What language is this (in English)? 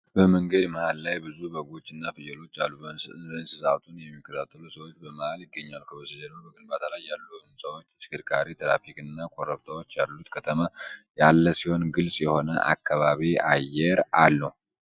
Amharic